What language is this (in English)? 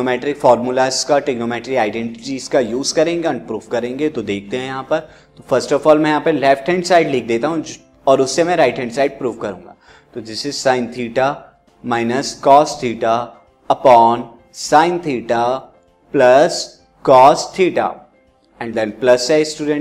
Hindi